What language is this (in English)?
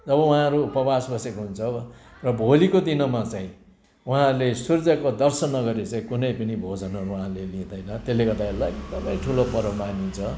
Nepali